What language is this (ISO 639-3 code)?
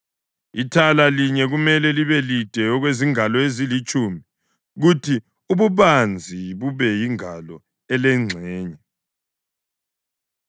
nde